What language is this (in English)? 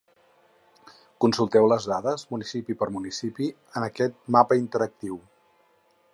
Catalan